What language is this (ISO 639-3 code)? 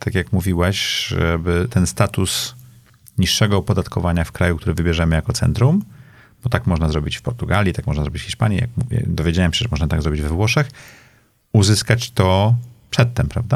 pol